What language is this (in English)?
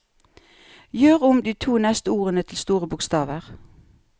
Norwegian